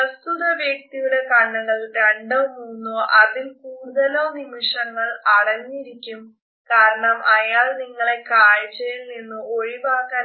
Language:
Malayalam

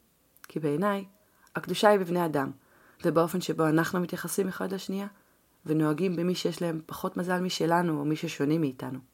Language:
Hebrew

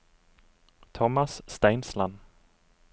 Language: Norwegian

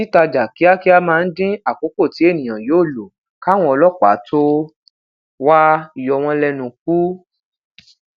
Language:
Yoruba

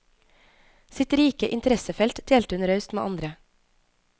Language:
Norwegian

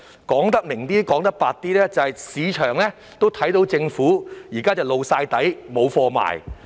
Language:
Cantonese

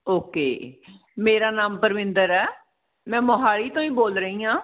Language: Punjabi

